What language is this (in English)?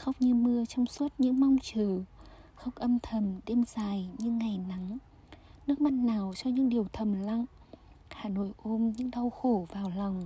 Vietnamese